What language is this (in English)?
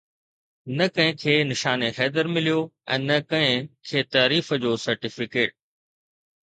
Sindhi